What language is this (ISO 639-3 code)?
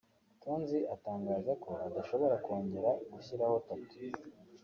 kin